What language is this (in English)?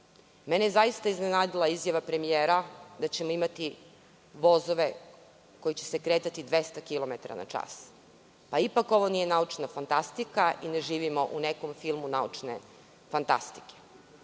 Serbian